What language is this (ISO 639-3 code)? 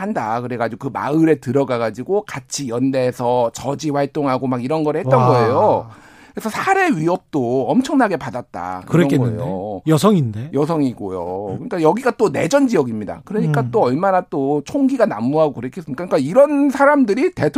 kor